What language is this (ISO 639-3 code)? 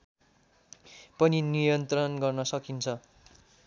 nep